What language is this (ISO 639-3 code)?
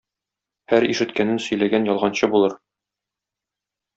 tat